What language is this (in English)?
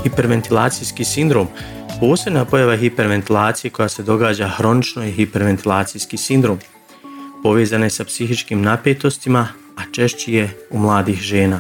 Croatian